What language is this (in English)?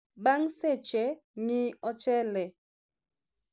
Luo (Kenya and Tanzania)